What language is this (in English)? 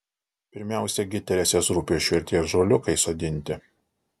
Lithuanian